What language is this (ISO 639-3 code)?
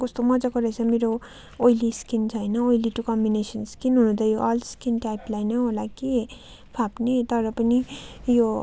nep